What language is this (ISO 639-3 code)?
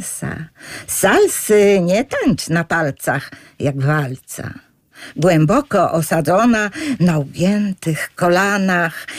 pol